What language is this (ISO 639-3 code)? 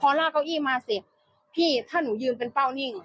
tha